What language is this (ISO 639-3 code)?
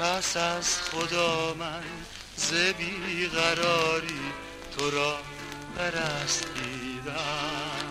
fas